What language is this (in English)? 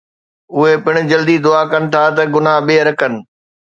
Sindhi